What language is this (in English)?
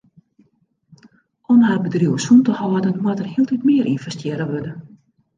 Western Frisian